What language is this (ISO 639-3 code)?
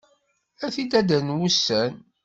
kab